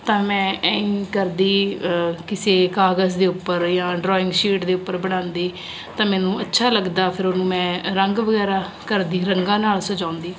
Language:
Punjabi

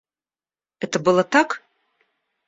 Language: Russian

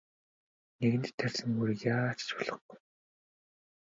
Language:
Mongolian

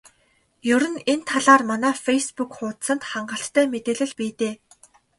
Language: Mongolian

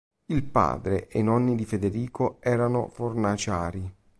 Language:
Italian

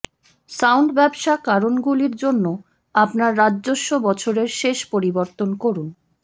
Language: Bangla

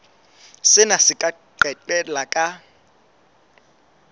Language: Southern Sotho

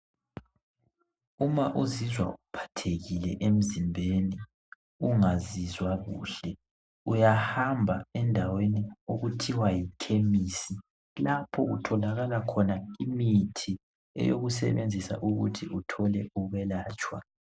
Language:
North Ndebele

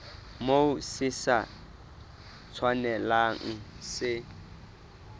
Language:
Southern Sotho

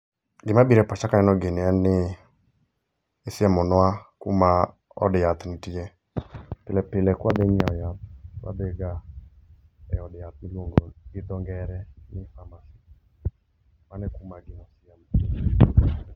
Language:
Luo (Kenya and Tanzania)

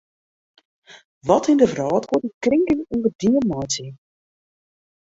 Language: Western Frisian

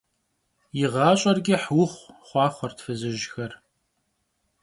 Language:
Kabardian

